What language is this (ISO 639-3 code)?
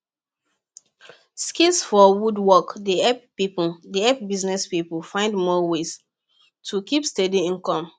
pcm